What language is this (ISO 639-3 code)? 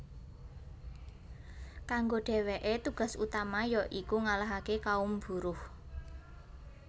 jav